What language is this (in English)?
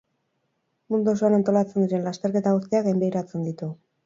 Basque